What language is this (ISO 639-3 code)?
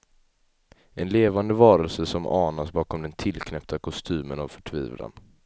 swe